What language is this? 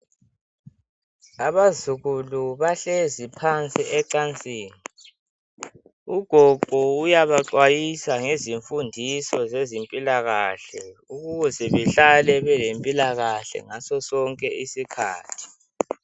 North Ndebele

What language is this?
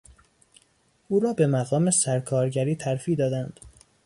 Persian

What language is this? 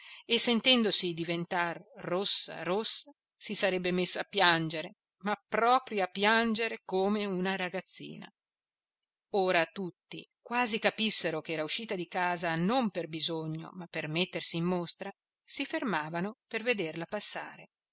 Italian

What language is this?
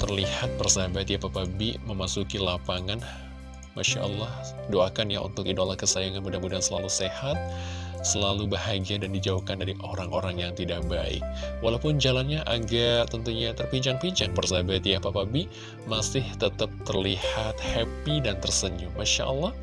Indonesian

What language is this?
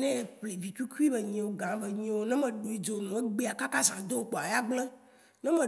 Waci Gbe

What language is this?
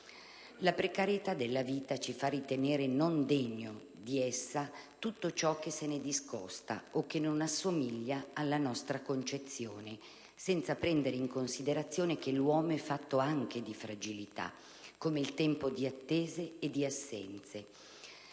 Italian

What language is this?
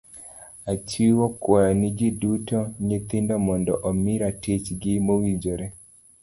Luo (Kenya and Tanzania)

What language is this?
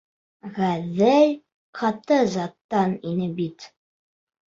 Bashkir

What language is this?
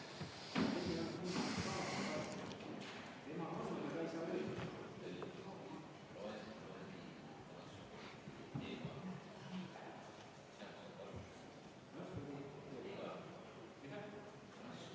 Estonian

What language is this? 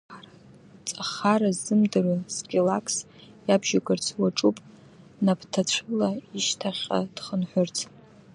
Abkhazian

